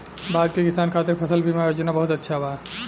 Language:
Bhojpuri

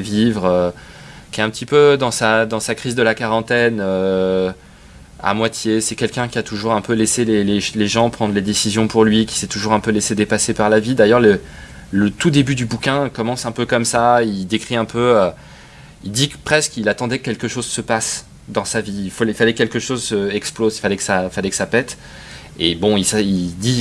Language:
French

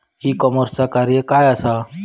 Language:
Marathi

